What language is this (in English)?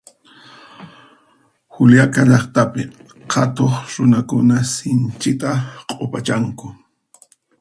Puno Quechua